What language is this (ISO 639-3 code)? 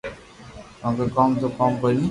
lrk